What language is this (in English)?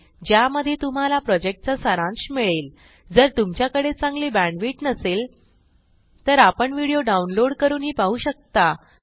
Marathi